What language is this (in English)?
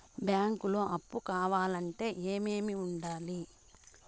Telugu